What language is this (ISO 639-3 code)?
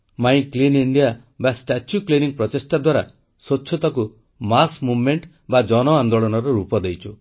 ori